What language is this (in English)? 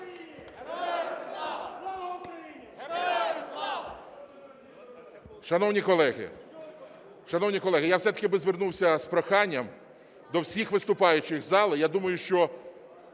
Ukrainian